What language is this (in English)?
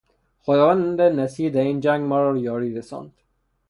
Persian